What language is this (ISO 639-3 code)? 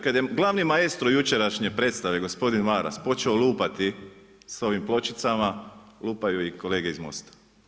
hrv